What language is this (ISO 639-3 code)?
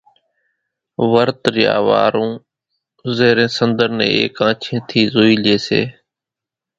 gjk